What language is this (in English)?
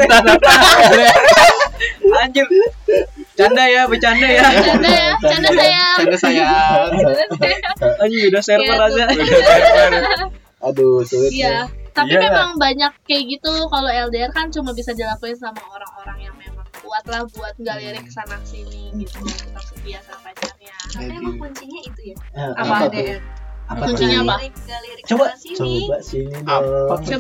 Indonesian